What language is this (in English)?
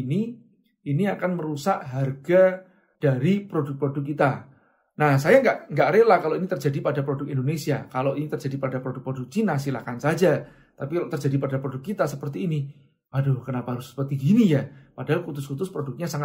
Indonesian